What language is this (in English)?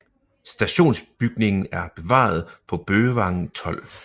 Danish